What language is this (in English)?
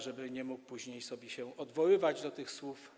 Polish